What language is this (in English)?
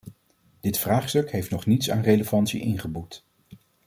Dutch